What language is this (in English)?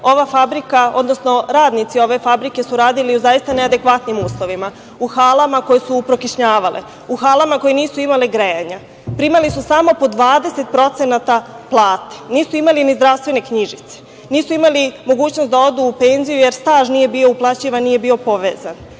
Serbian